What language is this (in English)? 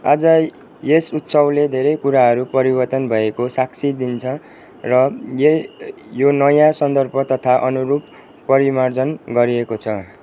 Nepali